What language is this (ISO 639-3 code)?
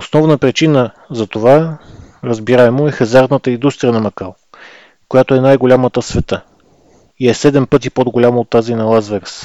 bul